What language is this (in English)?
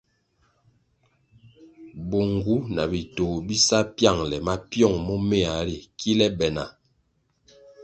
Kwasio